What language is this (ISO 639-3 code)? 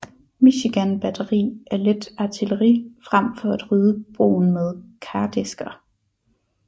dan